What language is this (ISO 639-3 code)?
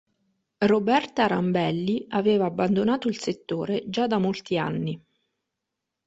ita